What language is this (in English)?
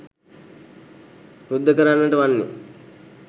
Sinhala